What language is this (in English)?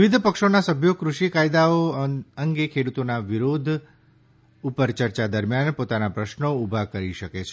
Gujarati